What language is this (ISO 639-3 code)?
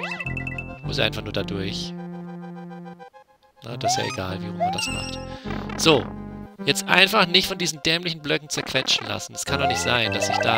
deu